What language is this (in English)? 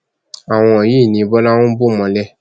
Yoruba